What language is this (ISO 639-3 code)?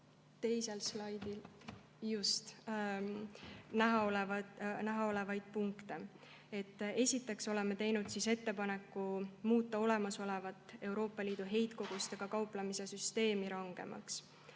est